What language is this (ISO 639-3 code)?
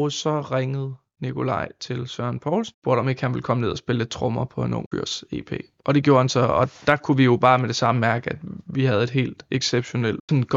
dan